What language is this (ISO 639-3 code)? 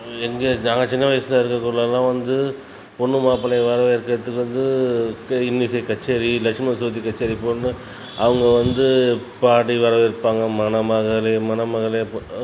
tam